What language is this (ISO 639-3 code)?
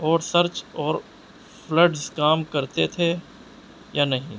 urd